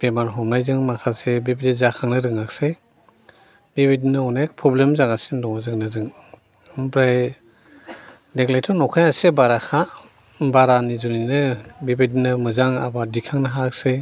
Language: Bodo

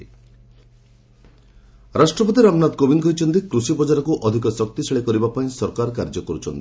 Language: Odia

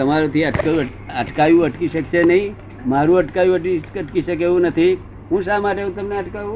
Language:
Gujarati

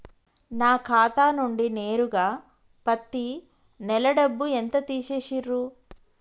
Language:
Telugu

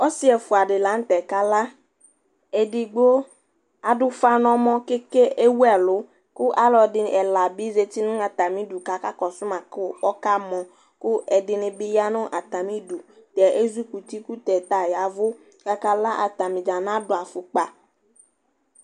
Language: Ikposo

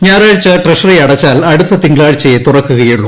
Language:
Malayalam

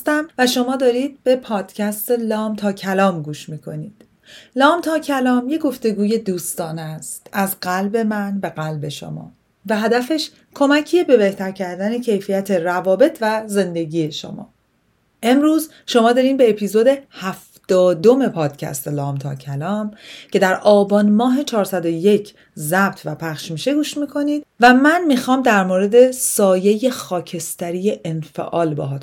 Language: Persian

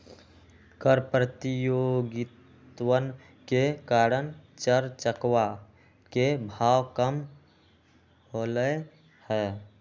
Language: Magahi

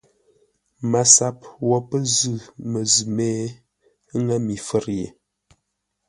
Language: Ngombale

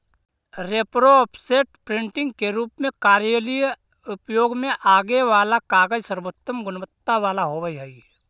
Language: Magahi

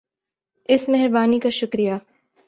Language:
Urdu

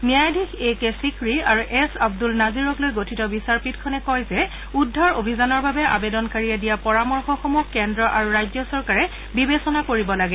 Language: Assamese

